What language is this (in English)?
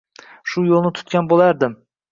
Uzbek